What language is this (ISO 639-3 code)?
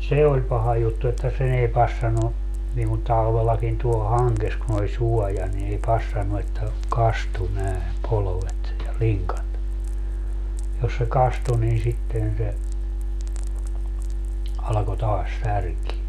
fin